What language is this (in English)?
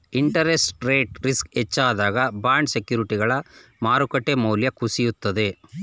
Kannada